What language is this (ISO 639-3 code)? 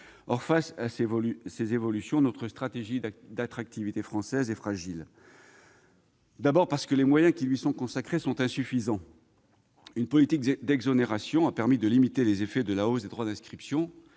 fra